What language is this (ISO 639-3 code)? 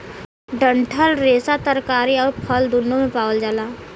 bho